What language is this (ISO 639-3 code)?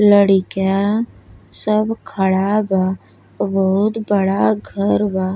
bho